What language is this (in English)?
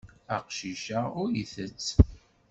Kabyle